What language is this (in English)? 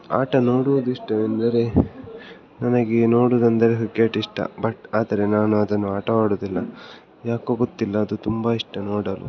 Kannada